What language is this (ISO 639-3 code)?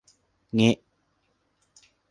tha